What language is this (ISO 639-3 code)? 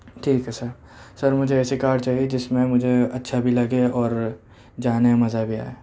urd